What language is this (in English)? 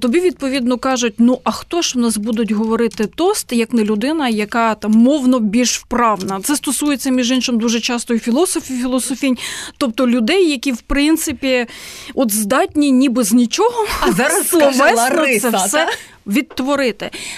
Ukrainian